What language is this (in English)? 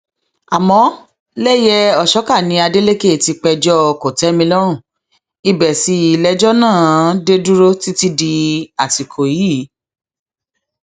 Yoruba